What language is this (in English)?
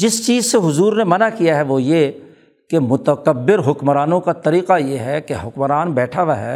Urdu